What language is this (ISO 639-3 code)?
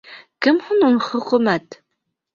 bak